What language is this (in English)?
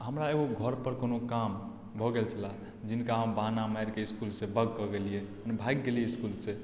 Maithili